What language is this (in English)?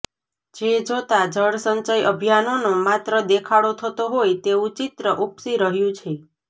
Gujarati